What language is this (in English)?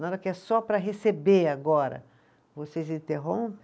Portuguese